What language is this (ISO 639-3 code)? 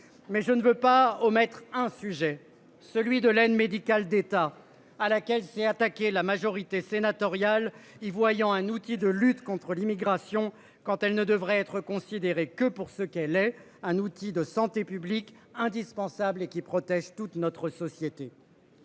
fra